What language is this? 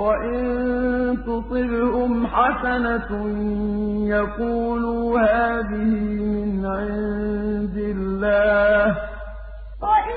Arabic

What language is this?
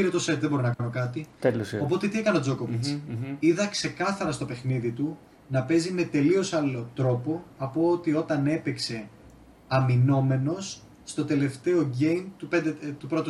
Greek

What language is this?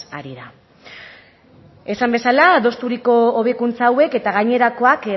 Basque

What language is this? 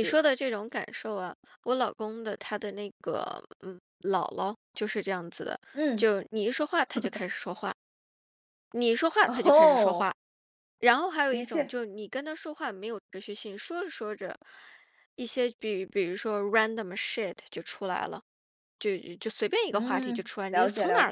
Chinese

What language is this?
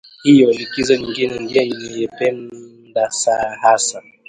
Swahili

